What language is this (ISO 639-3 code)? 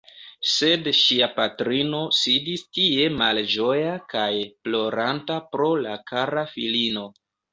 epo